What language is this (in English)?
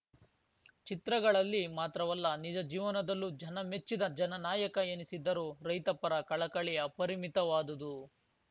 Kannada